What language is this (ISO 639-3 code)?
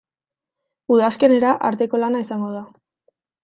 eus